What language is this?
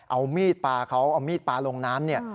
Thai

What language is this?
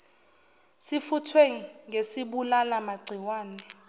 Zulu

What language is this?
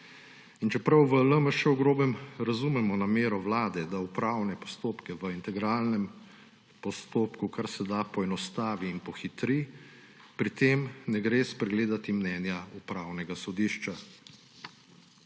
Slovenian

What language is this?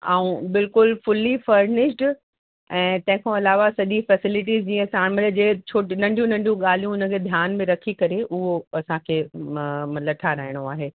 Sindhi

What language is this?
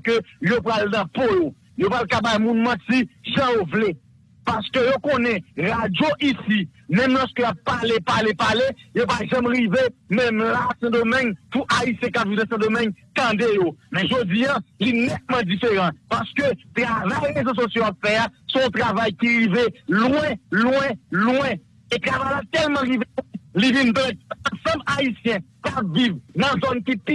French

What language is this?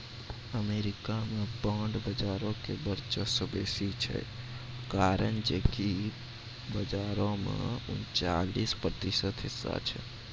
Maithili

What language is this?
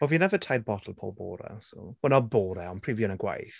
Welsh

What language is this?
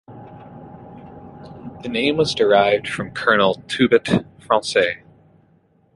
English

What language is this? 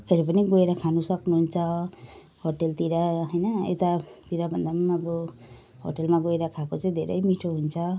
Nepali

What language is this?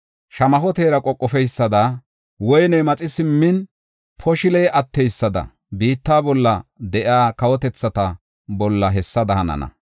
Gofa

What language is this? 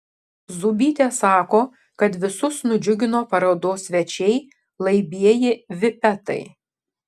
Lithuanian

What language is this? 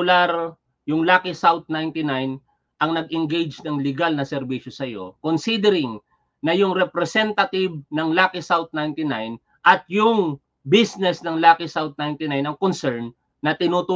Filipino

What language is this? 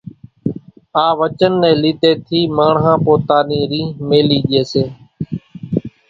Kachi Koli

